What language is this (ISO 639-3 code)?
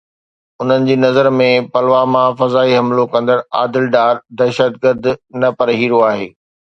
snd